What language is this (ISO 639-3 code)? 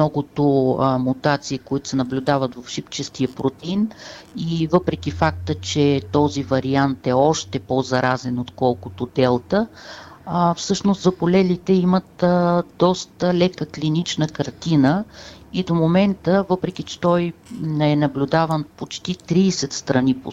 bul